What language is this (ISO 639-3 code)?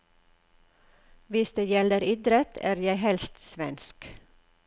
nor